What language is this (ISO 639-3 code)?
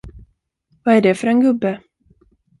swe